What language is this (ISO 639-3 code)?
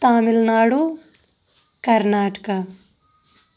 kas